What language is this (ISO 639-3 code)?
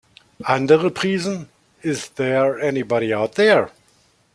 deu